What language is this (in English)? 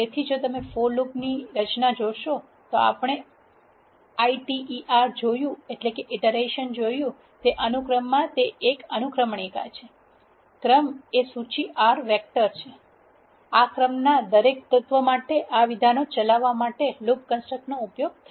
Gujarati